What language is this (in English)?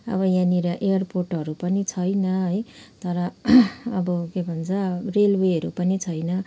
Nepali